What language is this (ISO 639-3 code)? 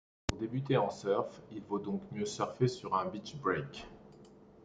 fra